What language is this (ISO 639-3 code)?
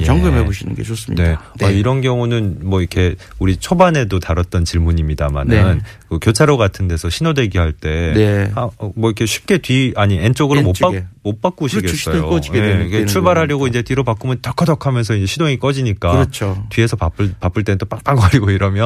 kor